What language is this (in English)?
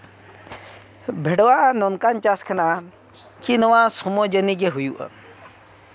Santali